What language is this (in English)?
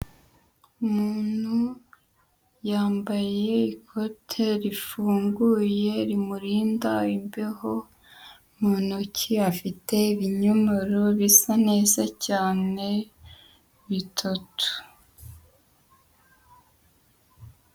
Kinyarwanda